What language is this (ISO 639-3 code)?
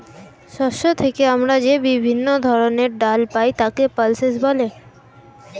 ben